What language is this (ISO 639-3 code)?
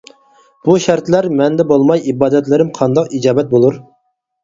uig